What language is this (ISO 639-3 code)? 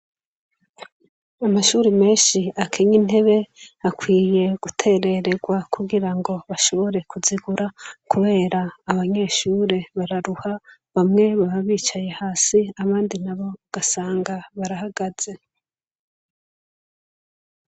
run